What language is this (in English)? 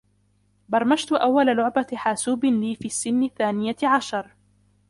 Arabic